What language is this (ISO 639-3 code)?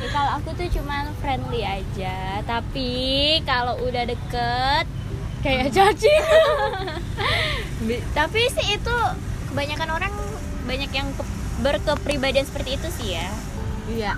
ind